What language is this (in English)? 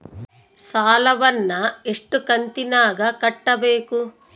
Kannada